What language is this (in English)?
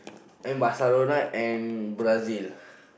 English